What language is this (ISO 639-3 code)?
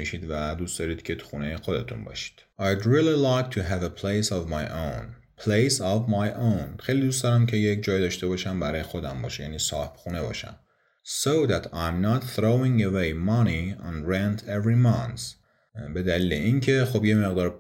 fas